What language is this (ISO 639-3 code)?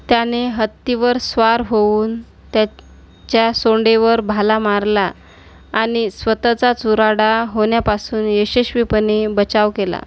mar